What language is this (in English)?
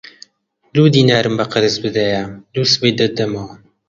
Central Kurdish